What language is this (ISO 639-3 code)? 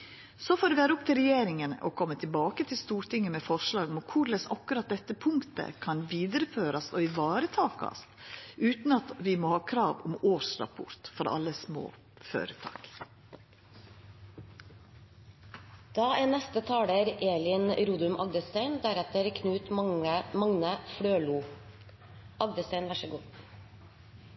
nno